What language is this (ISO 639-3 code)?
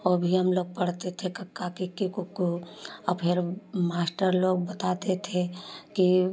hin